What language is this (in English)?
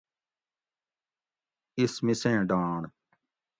Gawri